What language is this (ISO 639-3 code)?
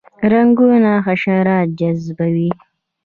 pus